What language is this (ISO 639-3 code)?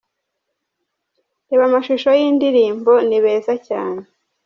kin